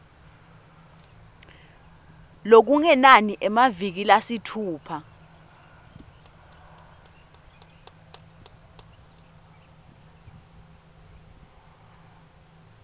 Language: Swati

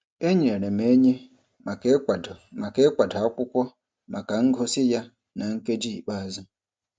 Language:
Igbo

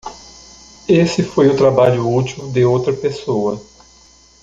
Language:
Portuguese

